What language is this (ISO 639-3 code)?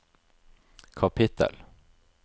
nor